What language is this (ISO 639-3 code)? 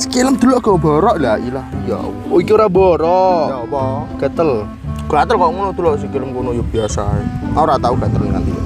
ind